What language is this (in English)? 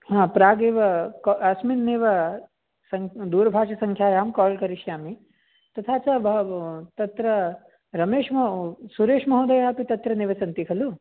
Sanskrit